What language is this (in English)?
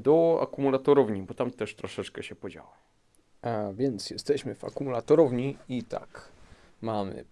Polish